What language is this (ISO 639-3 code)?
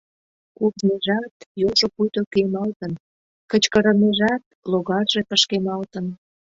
chm